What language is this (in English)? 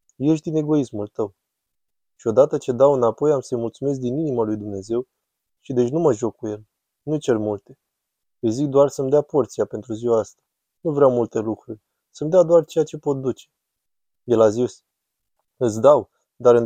Romanian